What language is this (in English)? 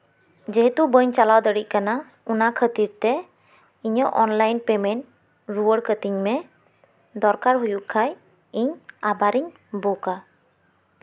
Santali